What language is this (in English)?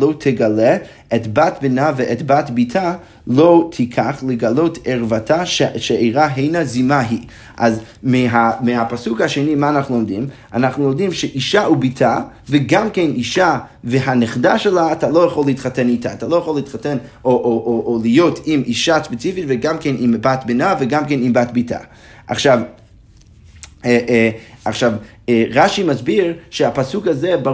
Hebrew